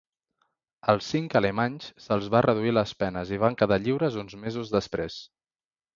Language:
Catalan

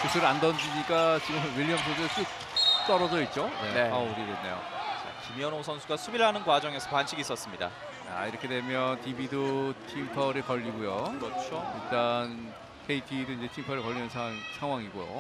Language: Korean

